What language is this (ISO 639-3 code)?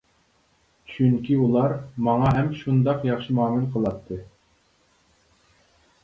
uig